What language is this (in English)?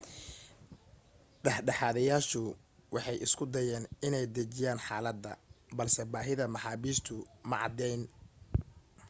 Somali